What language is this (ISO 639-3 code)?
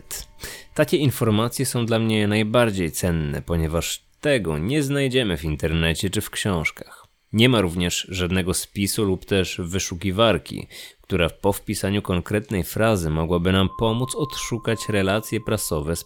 pol